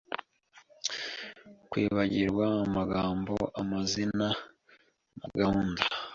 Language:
Kinyarwanda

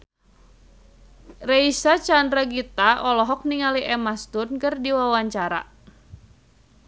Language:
Sundanese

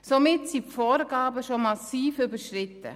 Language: Swiss German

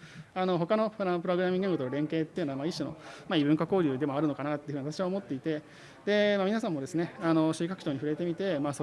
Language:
Japanese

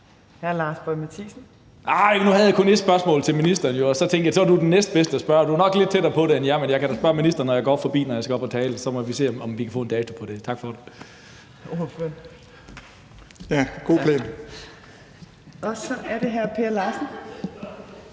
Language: Danish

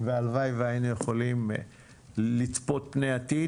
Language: Hebrew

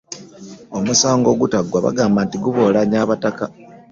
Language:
Ganda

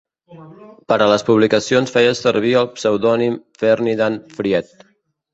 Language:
Catalan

